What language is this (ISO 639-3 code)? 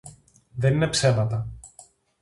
ell